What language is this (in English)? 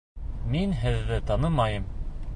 Bashkir